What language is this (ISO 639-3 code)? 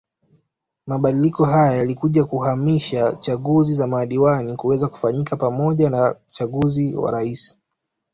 swa